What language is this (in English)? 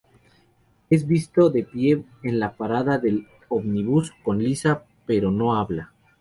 Spanish